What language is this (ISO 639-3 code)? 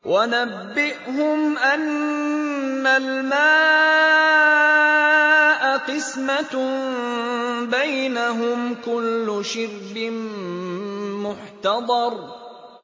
ara